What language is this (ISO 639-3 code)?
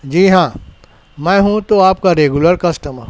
urd